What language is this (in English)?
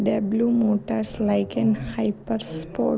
Telugu